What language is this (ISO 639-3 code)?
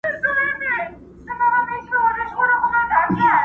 pus